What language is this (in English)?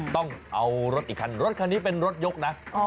Thai